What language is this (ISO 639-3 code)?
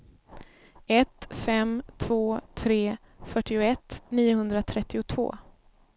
swe